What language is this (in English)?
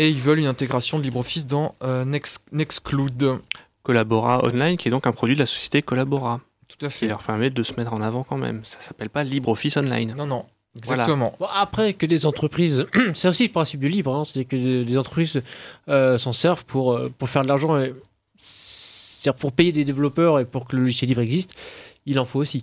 French